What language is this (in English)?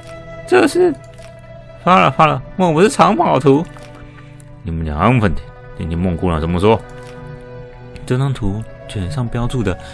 Chinese